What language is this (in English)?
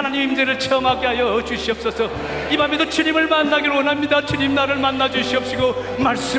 Korean